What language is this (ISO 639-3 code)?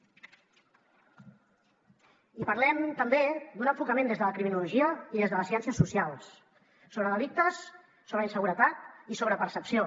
cat